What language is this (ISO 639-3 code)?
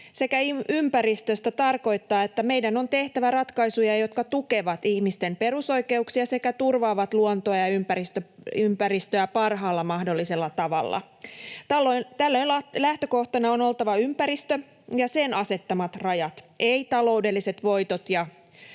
fin